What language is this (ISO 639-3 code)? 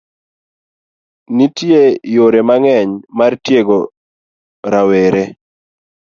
luo